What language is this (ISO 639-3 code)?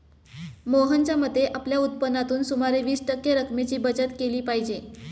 mar